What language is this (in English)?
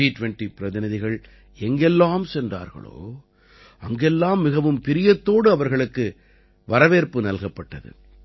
Tamil